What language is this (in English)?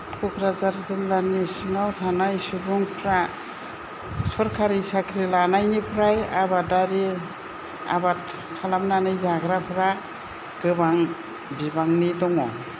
Bodo